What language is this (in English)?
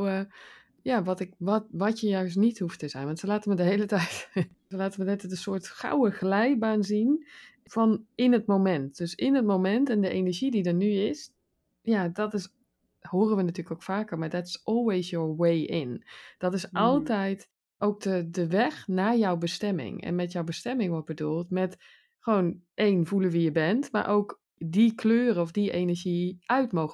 Dutch